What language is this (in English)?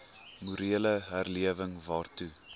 Afrikaans